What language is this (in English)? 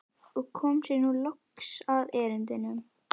Icelandic